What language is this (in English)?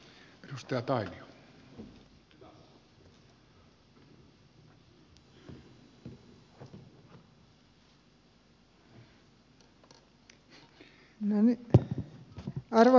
Finnish